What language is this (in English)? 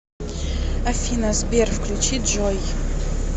Russian